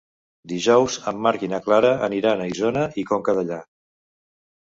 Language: Catalan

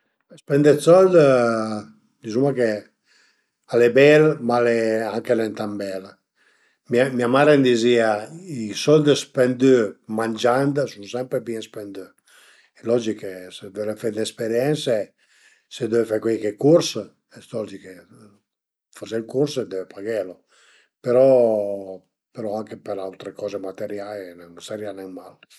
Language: Piedmontese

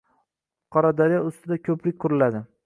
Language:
Uzbek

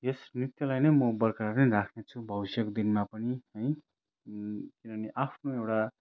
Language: Nepali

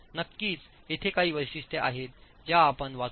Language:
Marathi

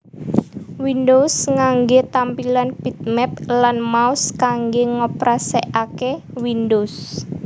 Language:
Javanese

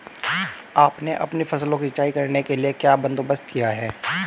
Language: Hindi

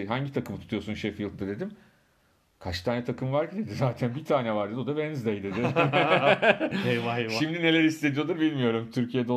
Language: Turkish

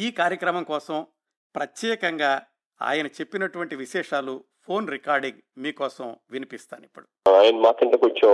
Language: Telugu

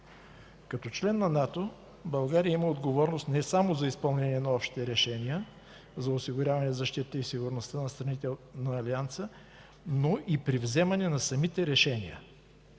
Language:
Bulgarian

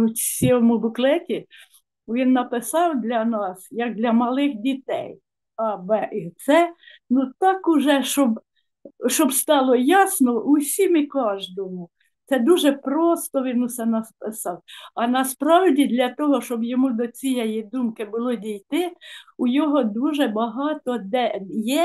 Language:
Ukrainian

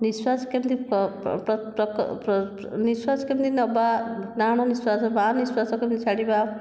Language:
Odia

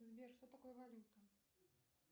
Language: Russian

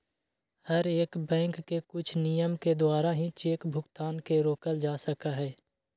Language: Magahi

